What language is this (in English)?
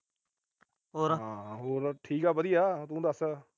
Punjabi